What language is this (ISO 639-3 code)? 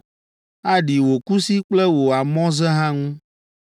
ewe